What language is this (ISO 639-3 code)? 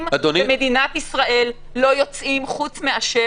heb